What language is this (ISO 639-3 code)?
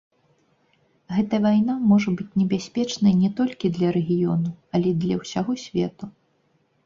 bel